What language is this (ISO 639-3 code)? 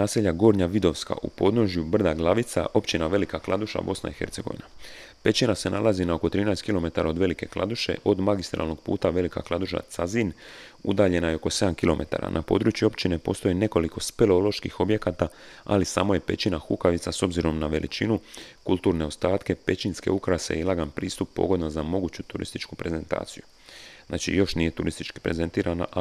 hrv